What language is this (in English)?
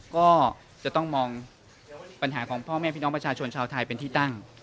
Thai